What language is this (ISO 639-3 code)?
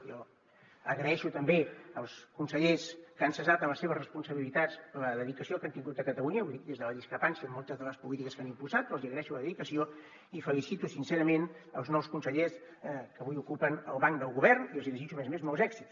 cat